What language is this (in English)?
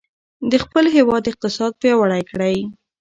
Pashto